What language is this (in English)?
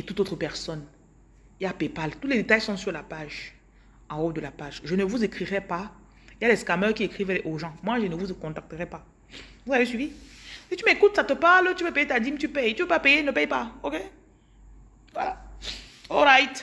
French